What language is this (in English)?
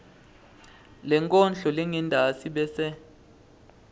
Swati